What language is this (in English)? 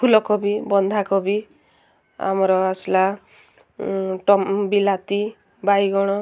Odia